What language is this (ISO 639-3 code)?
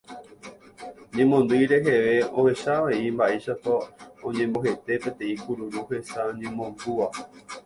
grn